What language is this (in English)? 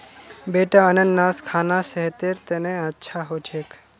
Magahi